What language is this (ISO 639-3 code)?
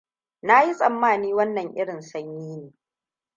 hau